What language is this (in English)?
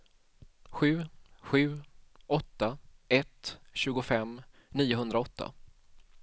Swedish